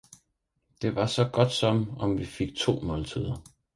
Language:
Danish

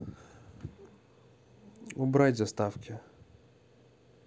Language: Russian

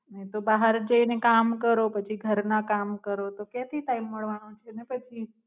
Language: Gujarati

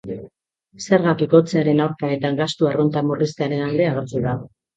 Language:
Basque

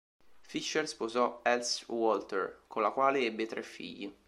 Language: Italian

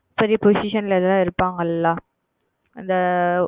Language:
Tamil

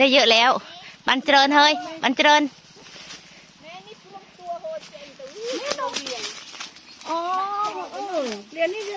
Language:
Thai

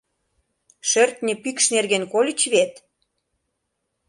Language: Mari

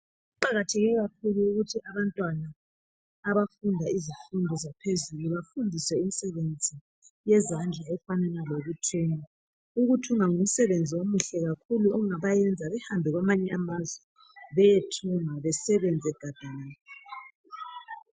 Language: North Ndebele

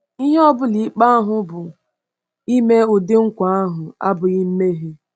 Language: Igbo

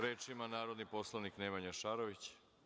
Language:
Serbian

